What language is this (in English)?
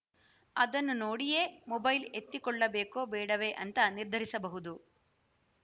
Kannada